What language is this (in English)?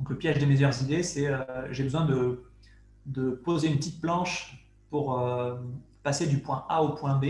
French